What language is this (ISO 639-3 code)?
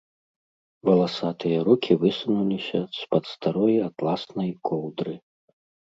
bel